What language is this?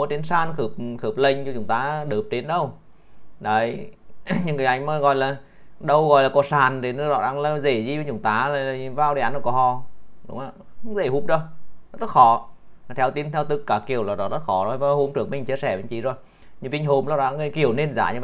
Vietnamese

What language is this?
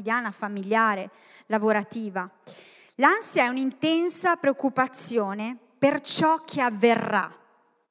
Italian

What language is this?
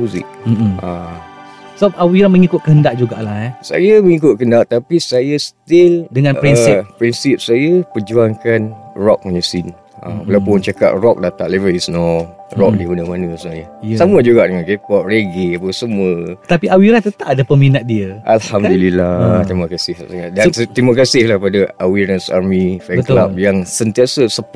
Malay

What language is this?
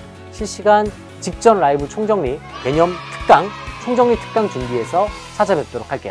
Korean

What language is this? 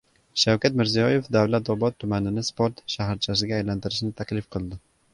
Uzbek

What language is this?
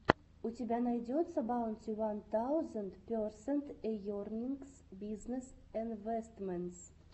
Russian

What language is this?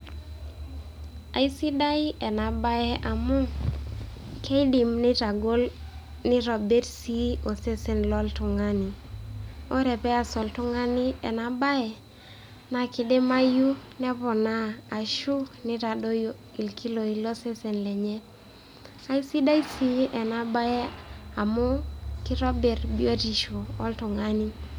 Masai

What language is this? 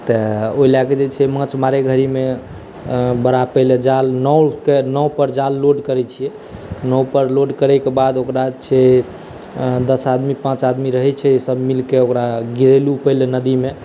Maithili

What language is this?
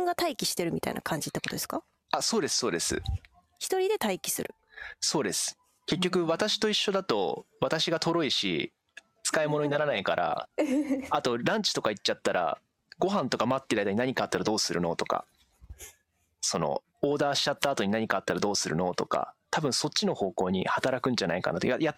Japanese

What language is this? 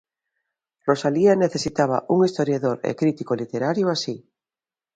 Galician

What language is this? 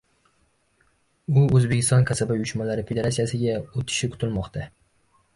Uzbek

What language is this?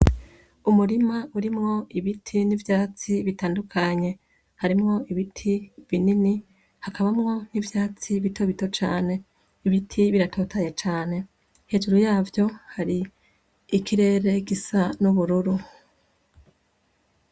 Rundi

